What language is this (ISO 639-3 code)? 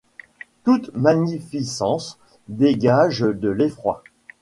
fra